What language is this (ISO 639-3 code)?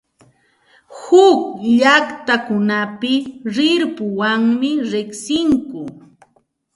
qxt